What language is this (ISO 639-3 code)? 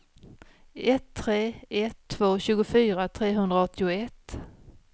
swe